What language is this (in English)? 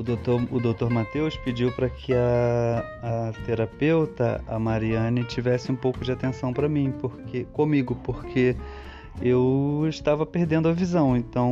Portuguese